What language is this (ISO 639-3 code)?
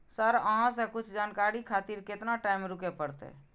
mai